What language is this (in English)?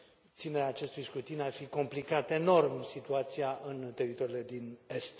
Romanian